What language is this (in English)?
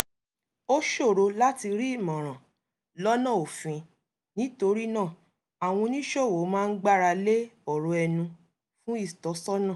Yoruba